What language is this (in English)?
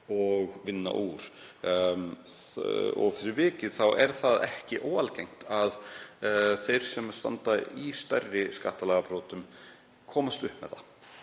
Icelandic